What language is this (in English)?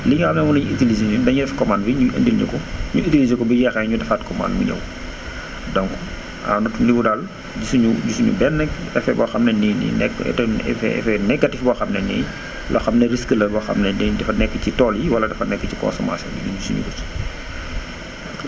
Wolof